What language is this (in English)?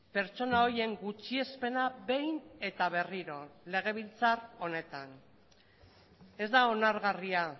Basque